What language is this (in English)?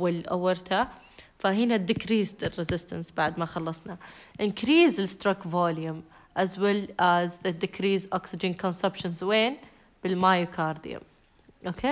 Arabic